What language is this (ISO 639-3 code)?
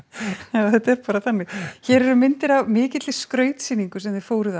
isl